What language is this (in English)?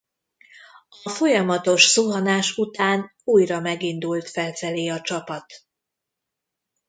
Hungarian